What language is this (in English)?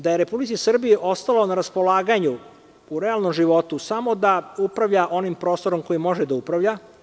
Serbian